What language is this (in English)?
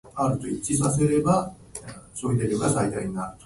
Japanese